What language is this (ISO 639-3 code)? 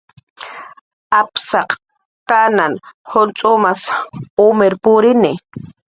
jqr